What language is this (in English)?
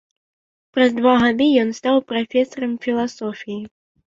Belarusian